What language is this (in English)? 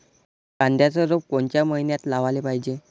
Marathi